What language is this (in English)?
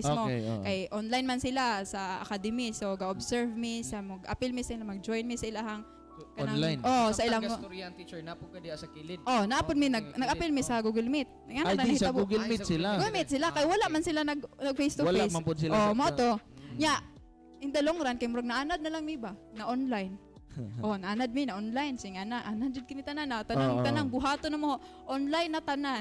Filipino